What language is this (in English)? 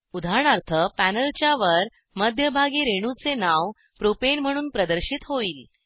Marathi